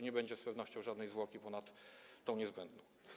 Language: Polish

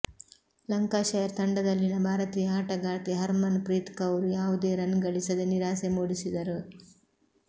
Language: Kannada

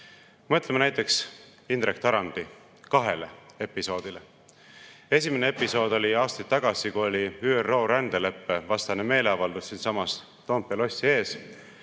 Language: Estonian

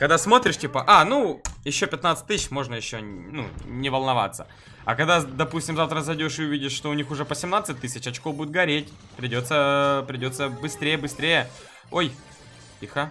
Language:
Russian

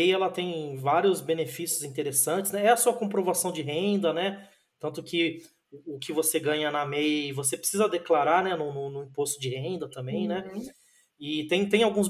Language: Portuguese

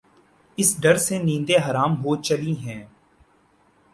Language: Urdu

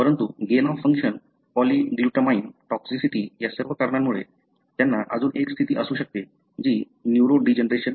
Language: Marathi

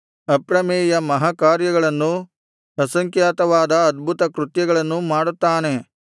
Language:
Kannada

